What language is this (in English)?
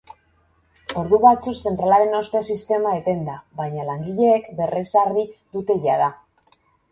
Basque